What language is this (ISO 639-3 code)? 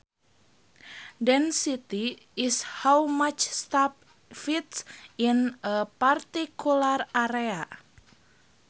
sun